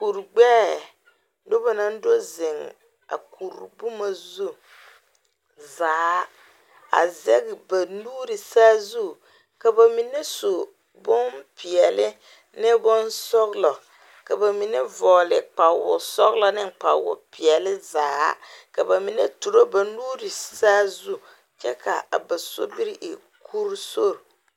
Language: Southern Dagaare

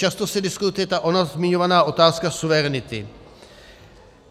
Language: Czech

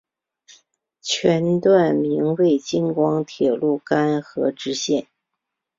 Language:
Chinese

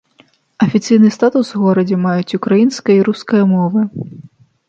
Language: Belarusian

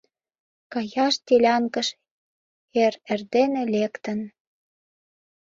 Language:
Mari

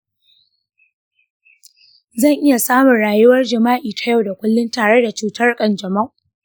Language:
Hausa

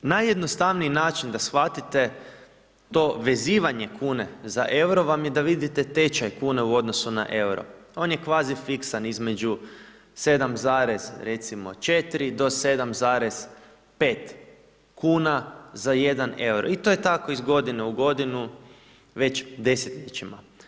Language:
Croatian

